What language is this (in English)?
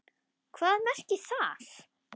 Icelandic